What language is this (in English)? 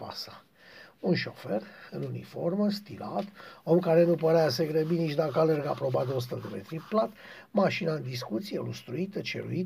Romanian